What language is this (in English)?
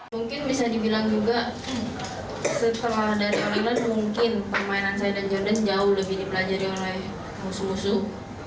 Indonesian